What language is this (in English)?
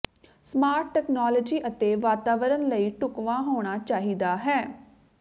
Punjabi